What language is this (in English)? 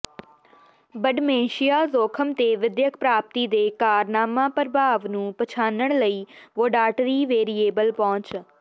Punjabi